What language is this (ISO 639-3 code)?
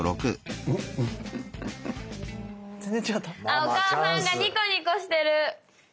jpn